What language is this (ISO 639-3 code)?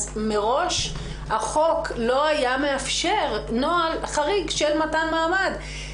heb